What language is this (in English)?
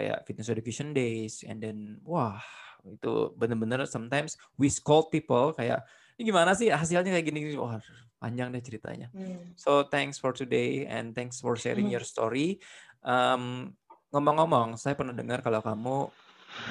Indonesian